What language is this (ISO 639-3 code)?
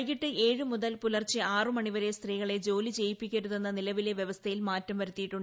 mal